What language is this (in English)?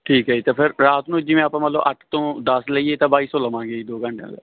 Punjabi